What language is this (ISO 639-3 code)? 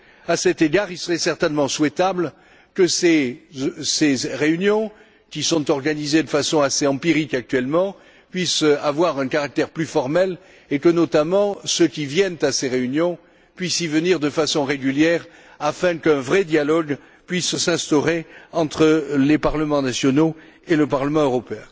fra